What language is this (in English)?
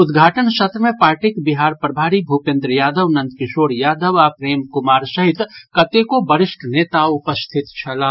Maithili